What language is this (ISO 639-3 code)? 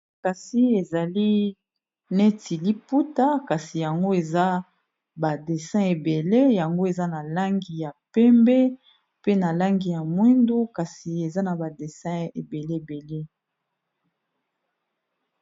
lin